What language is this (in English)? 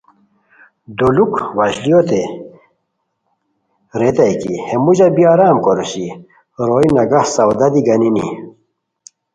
Khowar